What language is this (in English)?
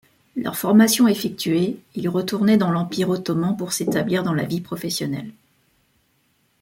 French